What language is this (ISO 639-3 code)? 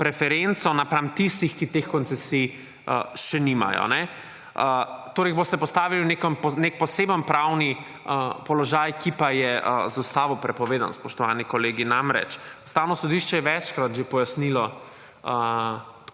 slv